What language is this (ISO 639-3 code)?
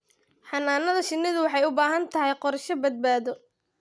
som